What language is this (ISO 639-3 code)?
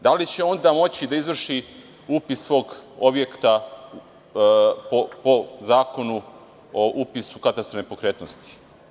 srp